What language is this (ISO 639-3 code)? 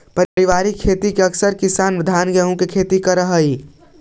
mag